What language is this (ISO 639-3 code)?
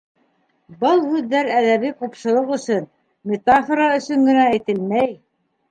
bak